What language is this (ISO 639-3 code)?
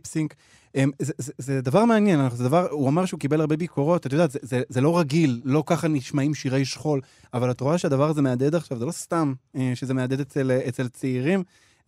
heb